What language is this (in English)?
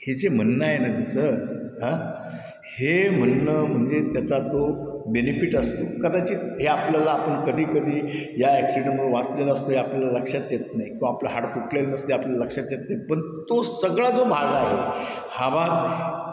Marathi